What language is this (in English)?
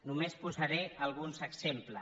Catalan